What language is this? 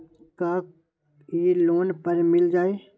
Magahi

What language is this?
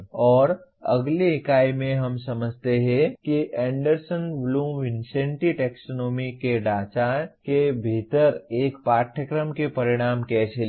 Hindi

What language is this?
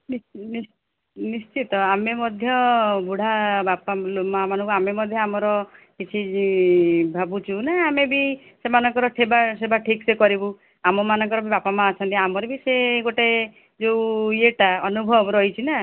Odia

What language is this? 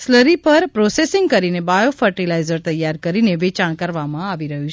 Gujarati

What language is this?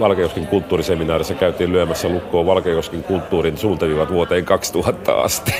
Finnish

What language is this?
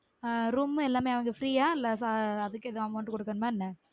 Tamil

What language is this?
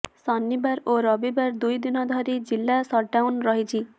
Odia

